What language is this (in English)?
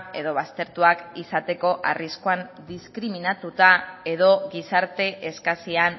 Basque